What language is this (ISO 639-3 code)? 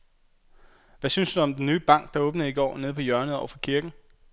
dan